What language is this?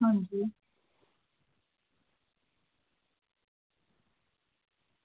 Dogri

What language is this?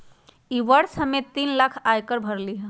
Magahi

